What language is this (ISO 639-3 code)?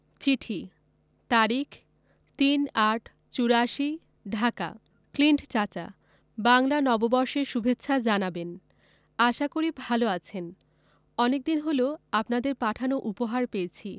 ben